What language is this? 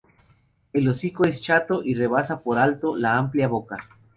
Spanish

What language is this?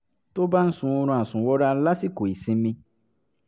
Yoruba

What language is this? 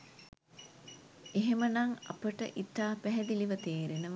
Sinhala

